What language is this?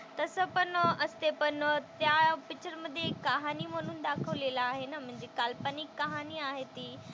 Marathi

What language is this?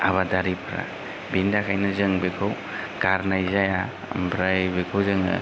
Bodo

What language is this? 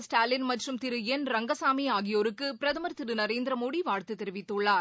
Tamil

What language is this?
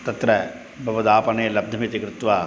Sanskrit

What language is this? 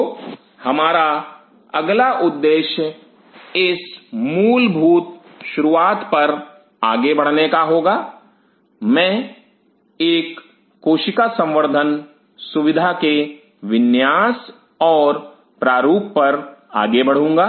Hindi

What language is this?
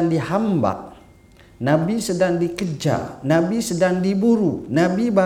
Malay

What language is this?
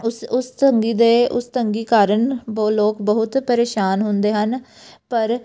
Punjabi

